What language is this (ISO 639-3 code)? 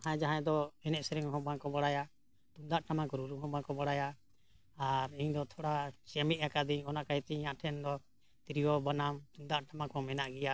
sat